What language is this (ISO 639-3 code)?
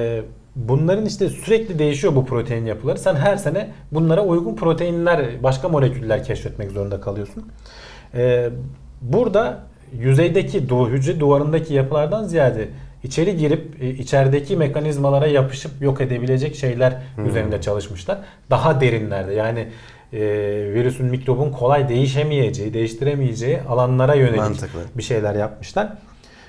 tur